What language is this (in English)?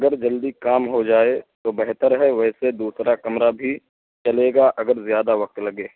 Urdu